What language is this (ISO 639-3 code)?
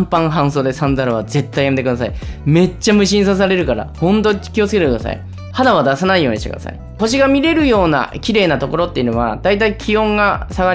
jpn